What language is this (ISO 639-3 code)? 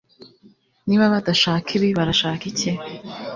kin